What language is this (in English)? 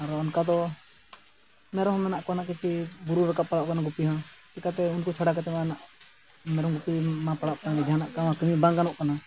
Santali